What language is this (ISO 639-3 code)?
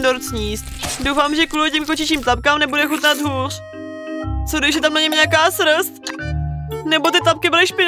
ces